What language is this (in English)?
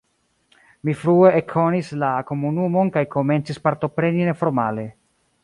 Esperanto